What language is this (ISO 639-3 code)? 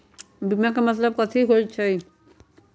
mag